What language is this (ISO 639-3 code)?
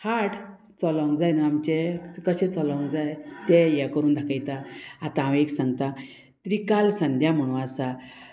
kok